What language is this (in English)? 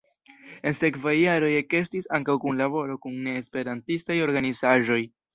Esperanto